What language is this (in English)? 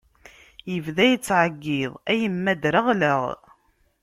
Kabyle